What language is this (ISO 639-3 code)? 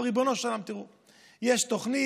heb